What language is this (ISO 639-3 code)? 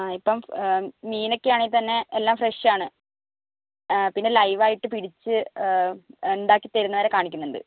mal